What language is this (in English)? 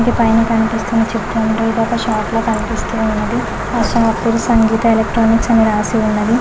Telugu